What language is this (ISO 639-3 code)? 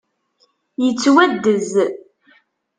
kab